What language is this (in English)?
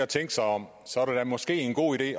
Danish